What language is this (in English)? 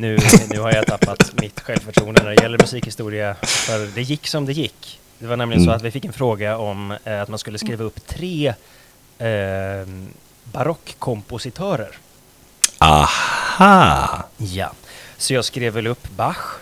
Swedish